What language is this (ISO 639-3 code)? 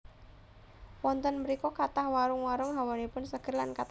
jav